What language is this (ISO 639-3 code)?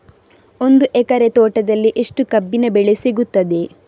kan